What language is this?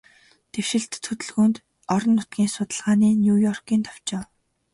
Mongolian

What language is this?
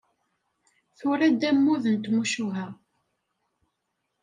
Kabyle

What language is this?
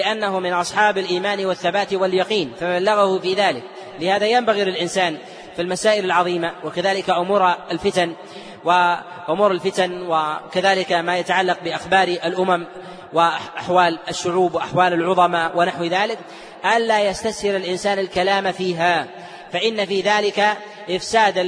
Arabic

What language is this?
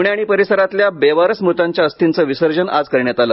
Marathi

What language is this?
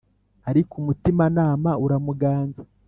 Kinyarwanda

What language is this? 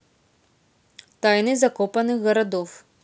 Russian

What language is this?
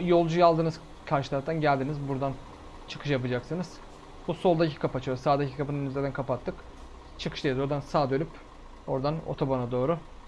Turkish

